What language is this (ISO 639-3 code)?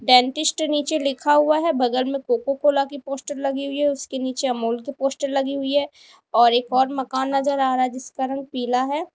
hin